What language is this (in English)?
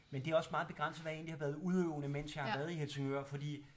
Danish